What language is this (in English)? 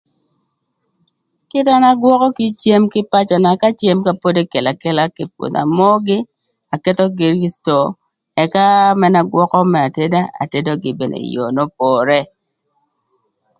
Thur